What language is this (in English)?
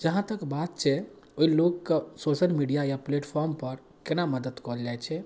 Maithili